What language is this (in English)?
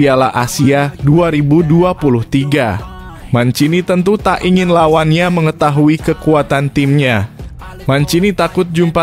Indonesian